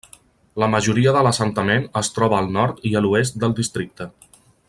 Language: Catalan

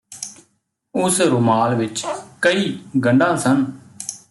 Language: Punjabi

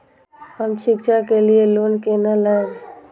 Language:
Maithili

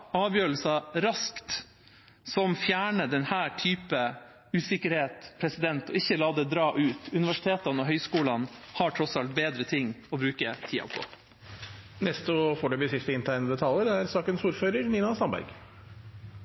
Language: Norwegian Bokmål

